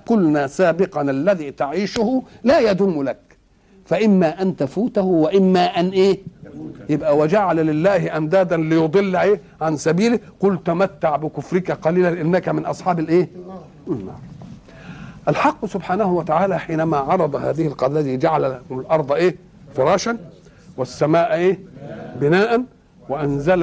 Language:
Arabic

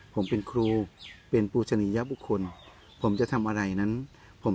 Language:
Thai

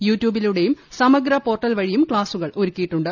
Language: Malayalam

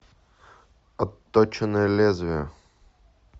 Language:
Russian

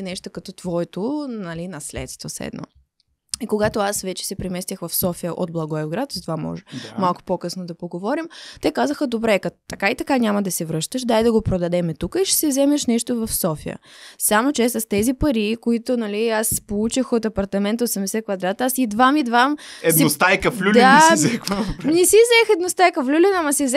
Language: Bulgarian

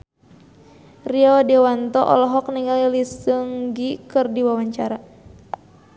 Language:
Sundanese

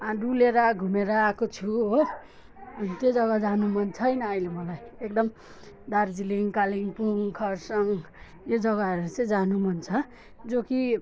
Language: Nepali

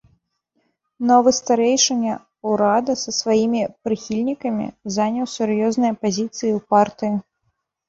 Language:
Belarusian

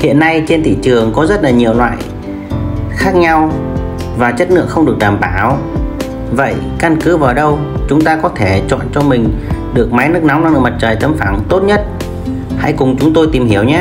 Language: Vietnamese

